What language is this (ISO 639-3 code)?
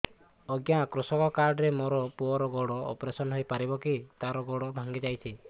ori